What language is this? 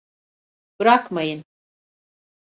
Turkish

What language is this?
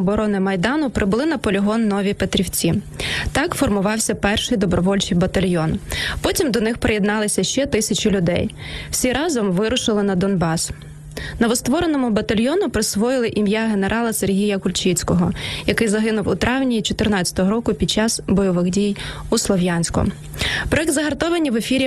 Ukrainian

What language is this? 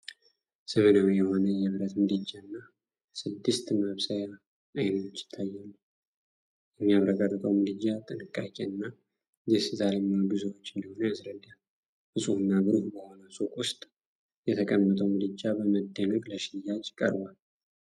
Amharic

